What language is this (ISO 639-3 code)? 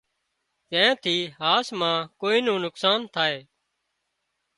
kxp